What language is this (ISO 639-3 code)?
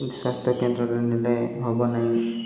ori